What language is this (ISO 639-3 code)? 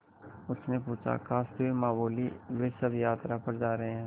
hin